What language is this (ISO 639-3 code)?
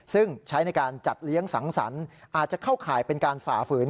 tha